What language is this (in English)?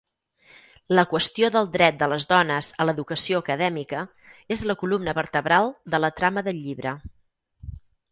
Catalan